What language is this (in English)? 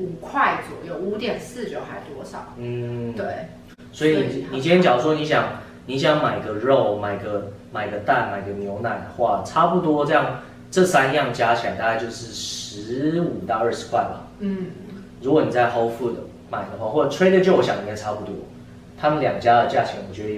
Chinese